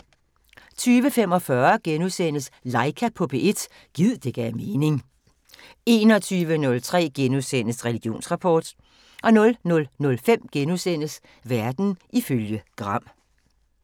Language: Danish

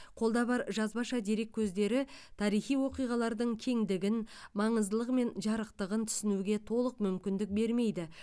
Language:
Kazakh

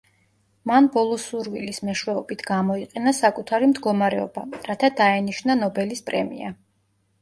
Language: Georgian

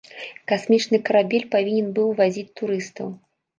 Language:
Belarusian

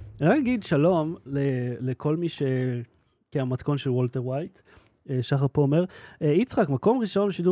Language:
Hebrew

